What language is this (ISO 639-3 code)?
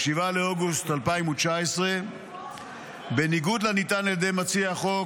heb